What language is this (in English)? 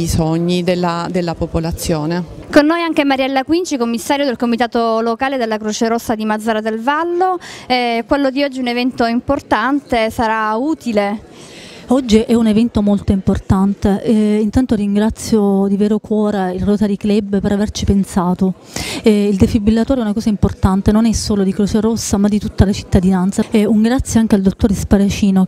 Italian